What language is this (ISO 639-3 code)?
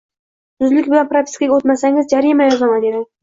uzb